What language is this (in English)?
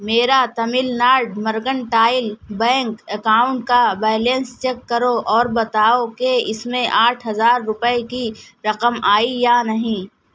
Urdu